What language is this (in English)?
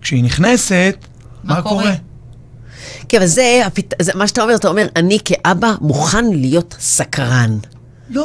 Hebrew